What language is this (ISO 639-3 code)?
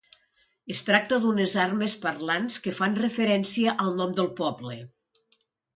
cat